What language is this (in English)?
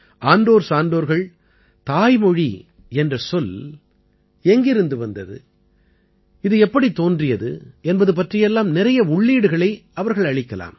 Tamil